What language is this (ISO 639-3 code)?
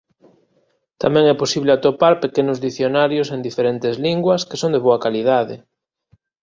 glg